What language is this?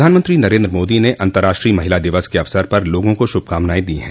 Hindi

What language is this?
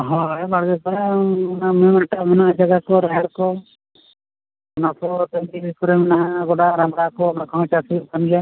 Santali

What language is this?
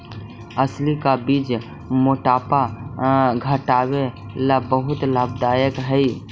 Magahi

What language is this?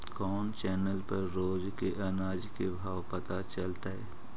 Magahi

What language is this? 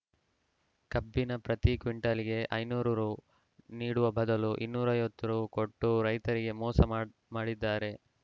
Kannada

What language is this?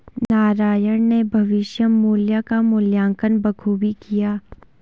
Hindi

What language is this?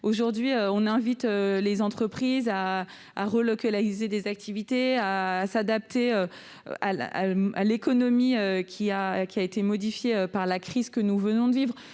French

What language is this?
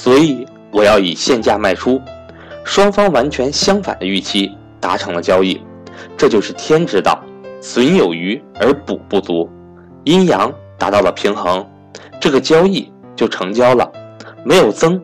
Chinese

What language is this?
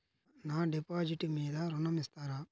Telugu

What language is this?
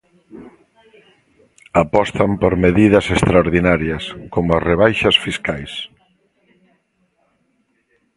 Galician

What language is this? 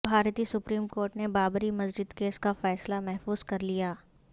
Urdu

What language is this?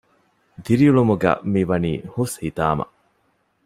Divehi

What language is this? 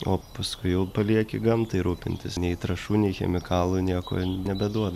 Lithuanian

